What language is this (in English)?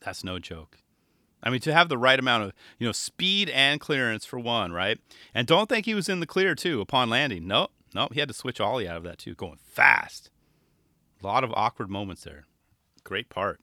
English